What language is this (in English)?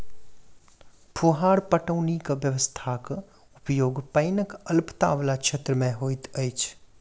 Maithili